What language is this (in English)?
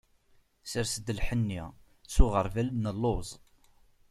Kabyle